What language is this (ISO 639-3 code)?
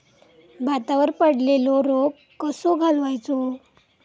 mar